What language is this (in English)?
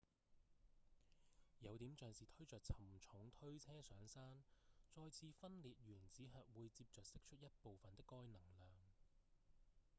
Cantonese